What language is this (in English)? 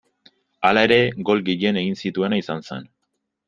Basque